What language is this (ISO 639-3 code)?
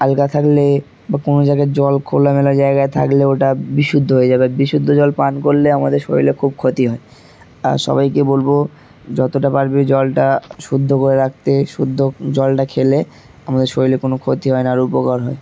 ben